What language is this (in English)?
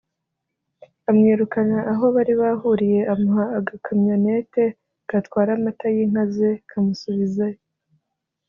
Kinyarwanda